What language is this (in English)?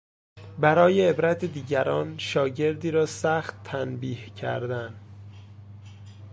Persian